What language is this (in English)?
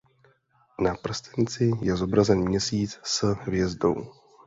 Czech